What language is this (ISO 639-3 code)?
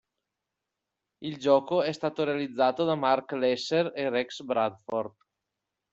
ita